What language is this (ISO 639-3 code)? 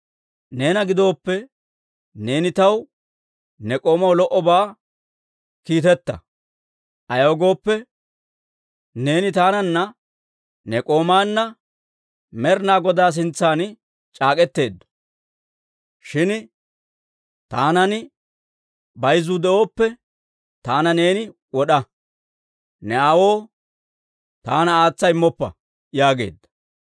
dwr